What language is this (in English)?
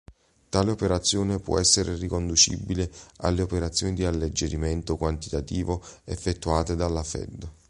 Italian